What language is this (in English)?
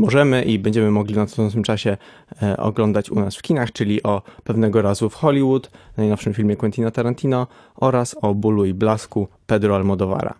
Polish